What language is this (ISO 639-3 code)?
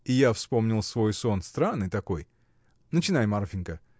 rus